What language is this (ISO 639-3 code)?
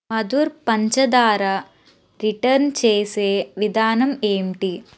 tel